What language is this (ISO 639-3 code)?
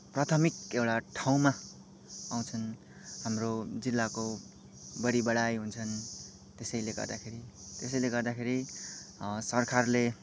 nep